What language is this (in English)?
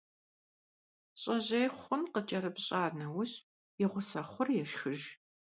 Kabardian